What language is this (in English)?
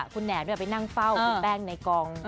Thai